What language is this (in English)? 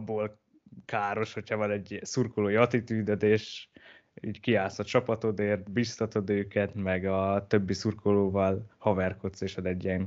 Hungarian